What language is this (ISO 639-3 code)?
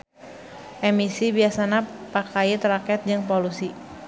sun